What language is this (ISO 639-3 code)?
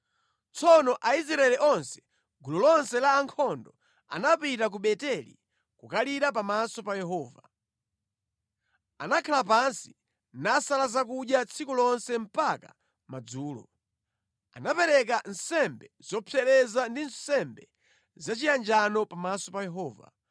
nya